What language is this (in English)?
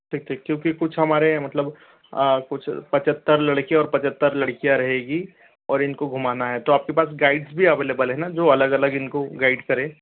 Hindi